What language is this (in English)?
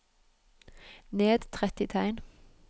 Norwegian